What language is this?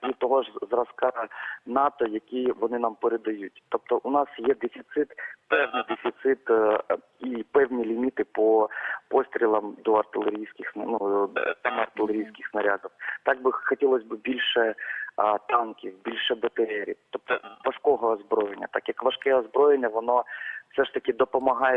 Ukrainian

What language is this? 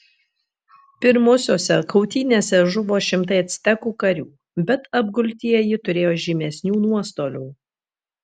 Lithuanian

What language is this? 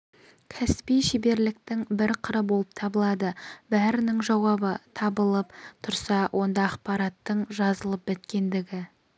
Kazakh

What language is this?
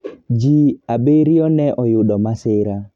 Luo (Kenya and Tanzania)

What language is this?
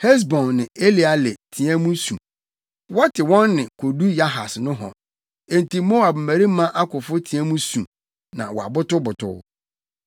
Akan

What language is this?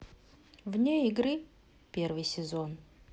Russian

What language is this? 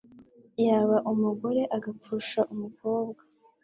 Kinyarwanda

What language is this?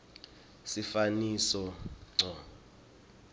Swati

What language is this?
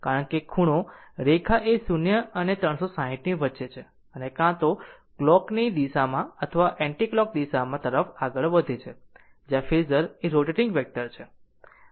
Gujarati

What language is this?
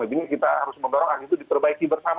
Indonesian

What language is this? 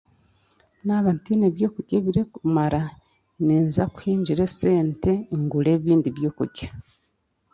Chiga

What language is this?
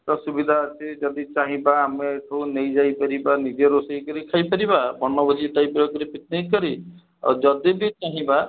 Odia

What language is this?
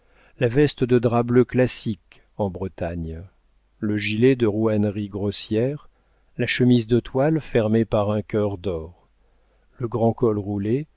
French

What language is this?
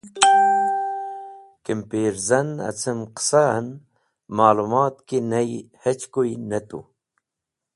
Wakhi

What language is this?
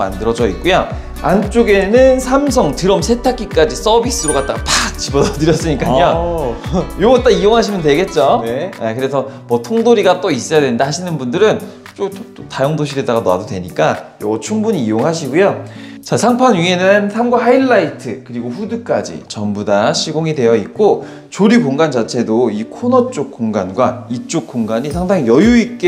Korean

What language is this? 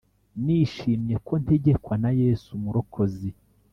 Kinyarwanda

